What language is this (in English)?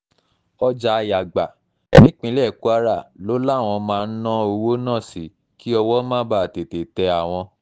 Yoruba